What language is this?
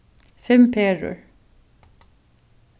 Faroese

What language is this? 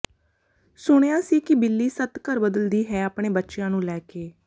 Punjabi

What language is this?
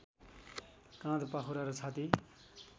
Nepali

